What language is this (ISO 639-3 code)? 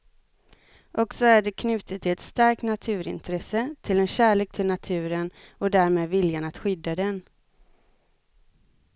swe